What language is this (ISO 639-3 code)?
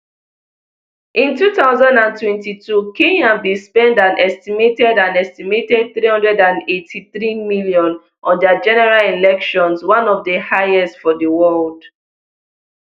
pcm